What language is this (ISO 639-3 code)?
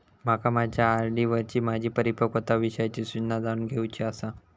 mar